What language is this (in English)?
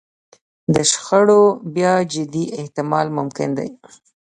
Pashto